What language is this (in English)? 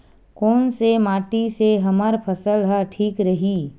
Chhattisgarhi